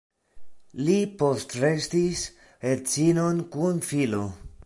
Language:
Esperanto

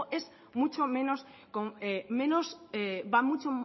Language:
Spanish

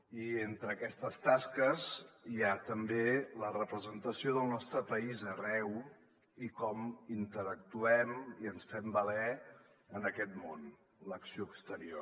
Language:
Catalan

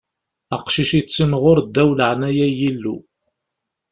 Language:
Kabyle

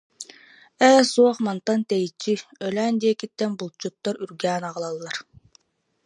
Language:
Yakut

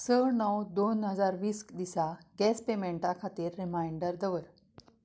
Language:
Konkani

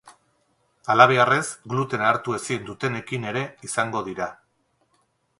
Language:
Basque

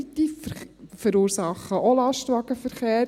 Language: Swiss German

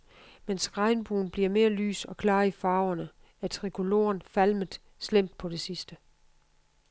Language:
Danish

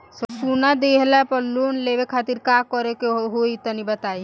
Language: Bhojpuri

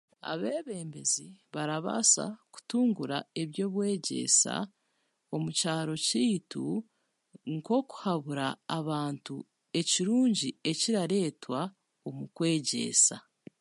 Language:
Chiga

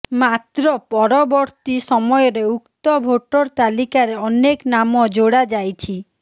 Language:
Odia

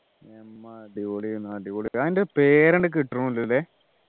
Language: Malayalam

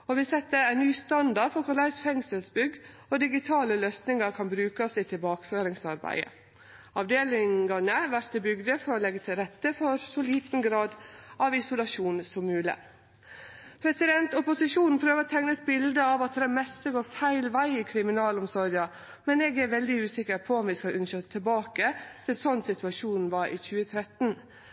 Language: Norwegian Nynorsk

